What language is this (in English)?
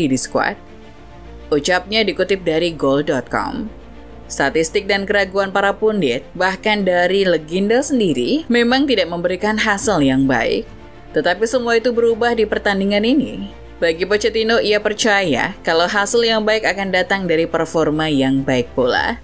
Indonesian